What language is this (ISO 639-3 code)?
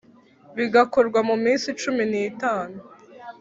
kin